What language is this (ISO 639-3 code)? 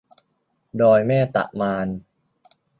tha